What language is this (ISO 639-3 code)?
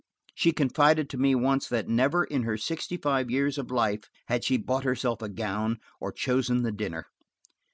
eng